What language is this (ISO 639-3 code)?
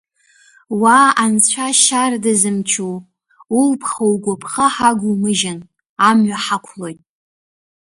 abk